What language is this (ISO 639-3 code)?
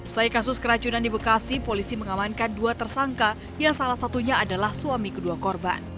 ind